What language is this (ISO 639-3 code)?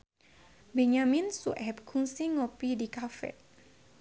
sun